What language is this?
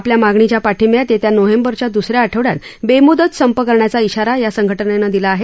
Marathi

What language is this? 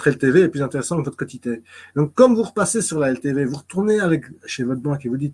French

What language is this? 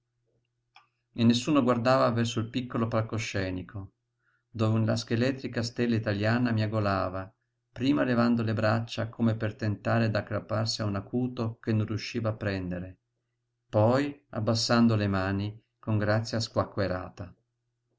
Italian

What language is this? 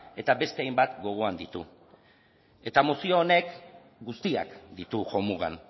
Basque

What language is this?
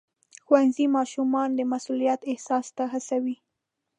Pashto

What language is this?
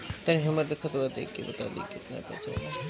Bhojpuri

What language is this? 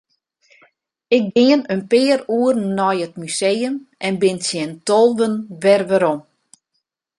Western Frisian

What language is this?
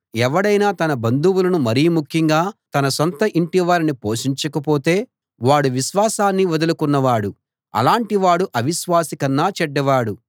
Telugu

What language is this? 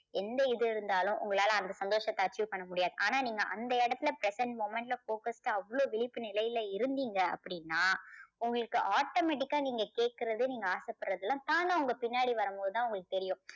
Tamil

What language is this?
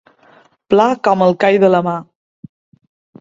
Catalan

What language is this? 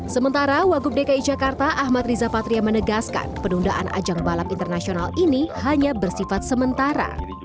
Indonesian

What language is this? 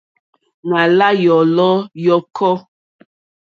Mokpwe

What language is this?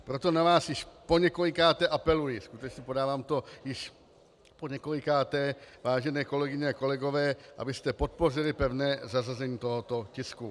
Czech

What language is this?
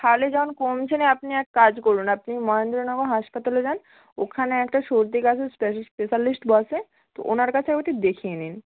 Bangla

